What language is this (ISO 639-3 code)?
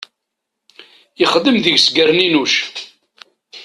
kab